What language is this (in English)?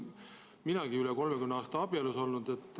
Estonian